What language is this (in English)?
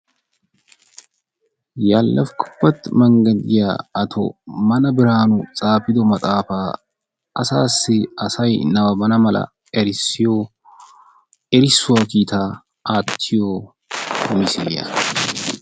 Wolaytta